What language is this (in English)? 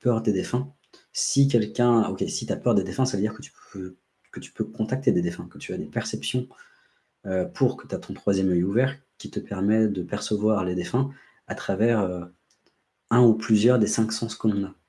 French